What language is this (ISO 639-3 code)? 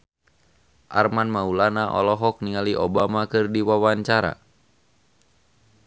sun